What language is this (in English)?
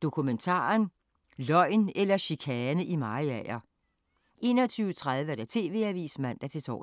Danish